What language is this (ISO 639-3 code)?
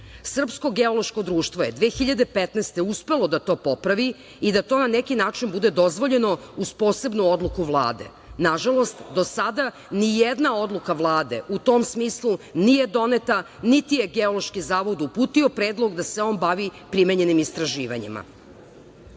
srp